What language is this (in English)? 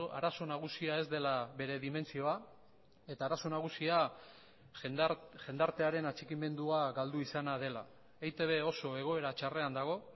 Basque